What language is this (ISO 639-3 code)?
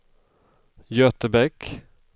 swe